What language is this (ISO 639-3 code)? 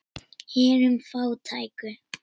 isl